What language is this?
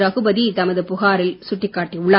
Tamil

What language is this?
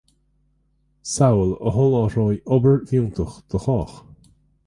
Irish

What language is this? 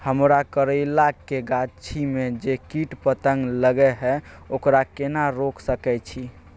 Maithili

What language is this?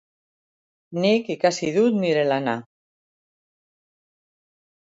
Basque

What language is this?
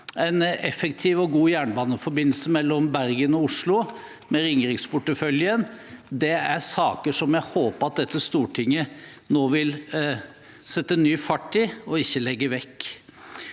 Norwegian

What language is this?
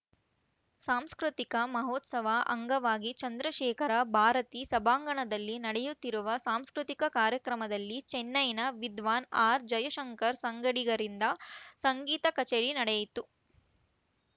Kannada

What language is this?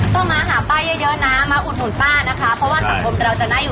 Thai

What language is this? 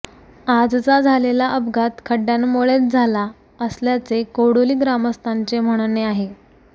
Marathi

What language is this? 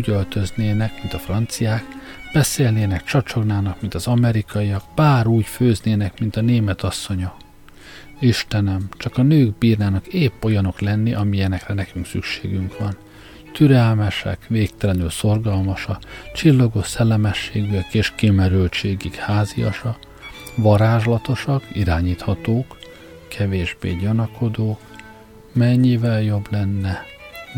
Hungarian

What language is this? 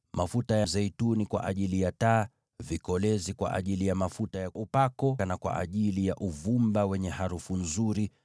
Swahili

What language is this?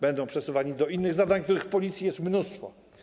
Polish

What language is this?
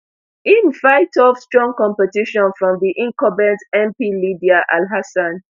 Nigerian Pidgin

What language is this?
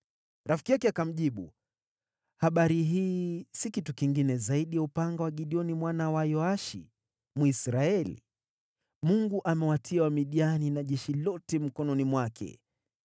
Swahili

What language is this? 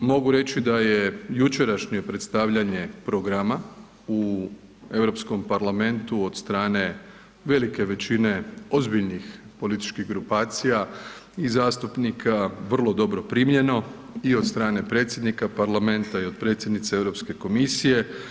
Croatian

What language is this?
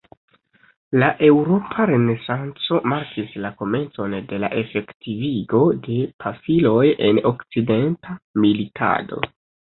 Esperanto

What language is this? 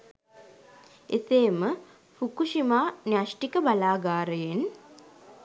Sinhala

